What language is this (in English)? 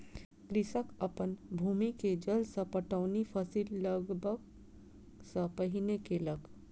Maithili